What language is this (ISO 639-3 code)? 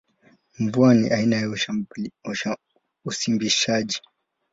swa